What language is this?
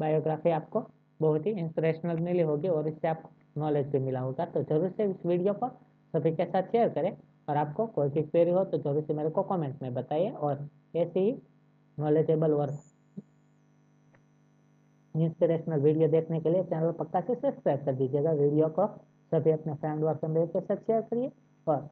Hindi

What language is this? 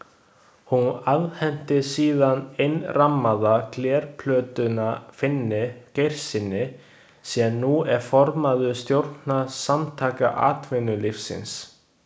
Icelandic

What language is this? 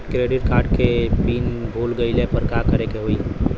Bhojpuri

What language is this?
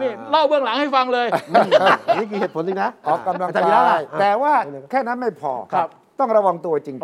Thai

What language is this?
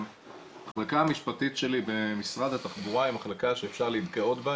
Hebrew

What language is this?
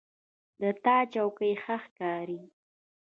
Pashto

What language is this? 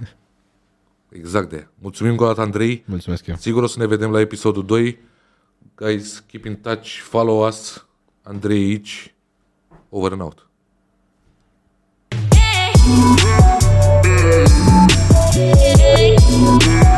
Romanian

